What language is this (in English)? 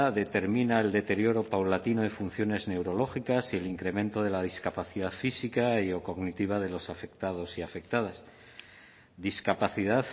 Spanish